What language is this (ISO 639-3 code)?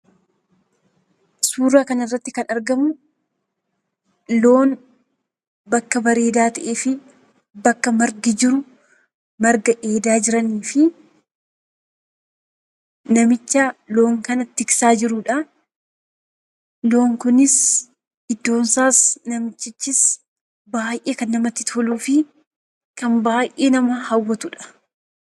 orm